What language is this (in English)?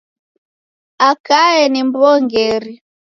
Taita